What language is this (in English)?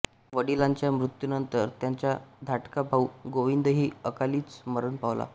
Marathi